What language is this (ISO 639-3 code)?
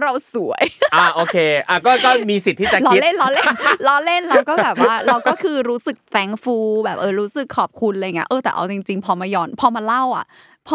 tha